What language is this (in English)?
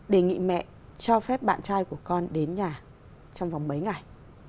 Vietnamese